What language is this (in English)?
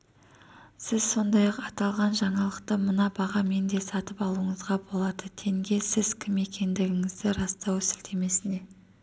Kazakh